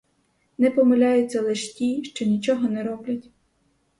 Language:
Ukrainian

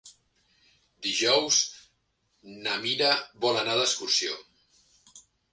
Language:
Catalan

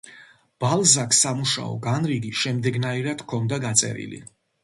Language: Georgian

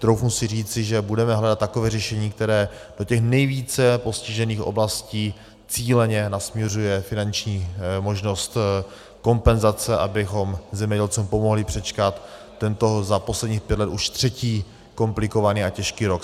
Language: Czech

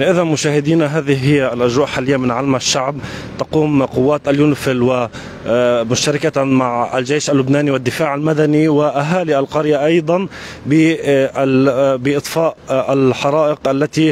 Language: Arabic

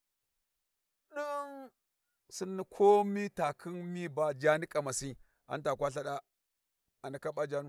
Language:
Warji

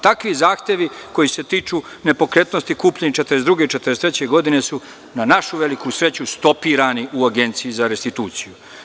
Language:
Serbian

